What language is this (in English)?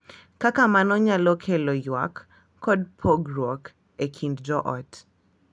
Luo (Kenya and Tanzania)